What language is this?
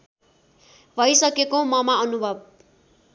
Nepali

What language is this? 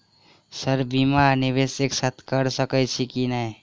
Maithili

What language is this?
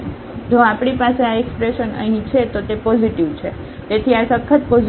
Gujarati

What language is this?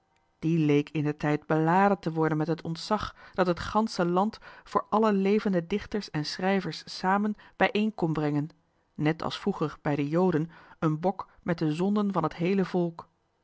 Dutch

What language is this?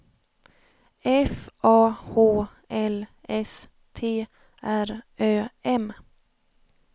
Swedish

